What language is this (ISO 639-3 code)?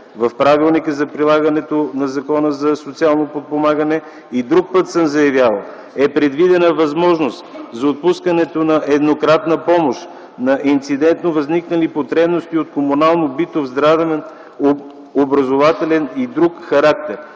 bul